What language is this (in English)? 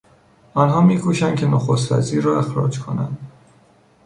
Persian